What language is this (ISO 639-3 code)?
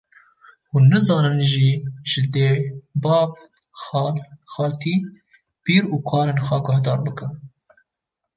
kur